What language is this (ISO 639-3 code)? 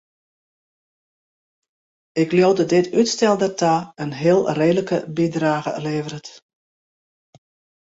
fry